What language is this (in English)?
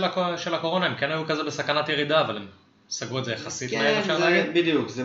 Hebrew